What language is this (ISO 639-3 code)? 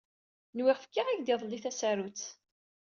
kab